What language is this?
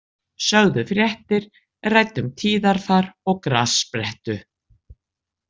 Icelandic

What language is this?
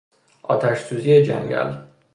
Persian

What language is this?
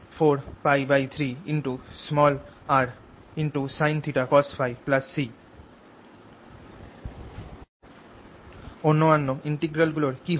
Bangla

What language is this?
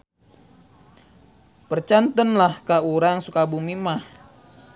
Sundanese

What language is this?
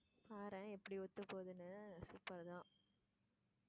Tamil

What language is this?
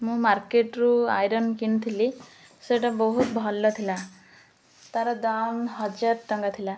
Odia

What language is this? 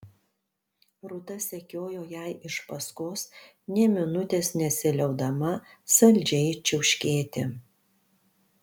Lithuanian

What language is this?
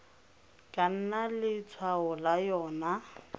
Tswana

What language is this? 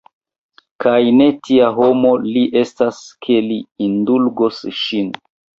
Esperanto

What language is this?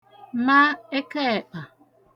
Igbo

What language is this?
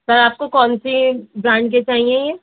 Urdu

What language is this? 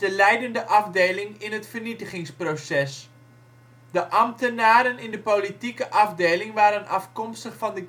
Dutch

